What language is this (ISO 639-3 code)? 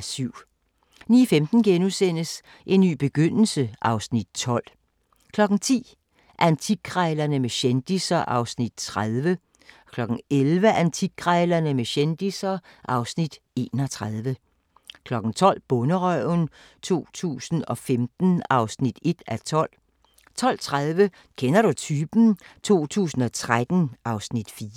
dan